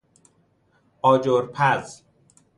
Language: Persian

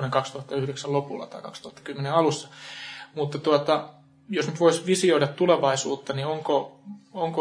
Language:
Finnish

